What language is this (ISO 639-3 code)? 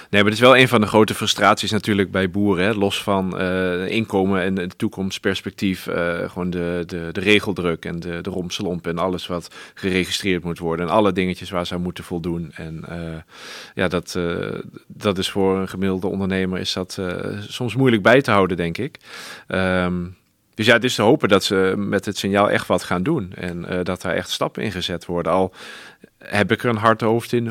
nld